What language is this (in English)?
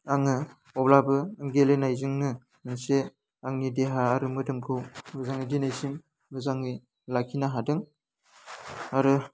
Bodo